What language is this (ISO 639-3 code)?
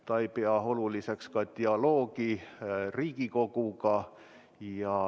est